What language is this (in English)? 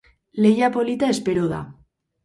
Basque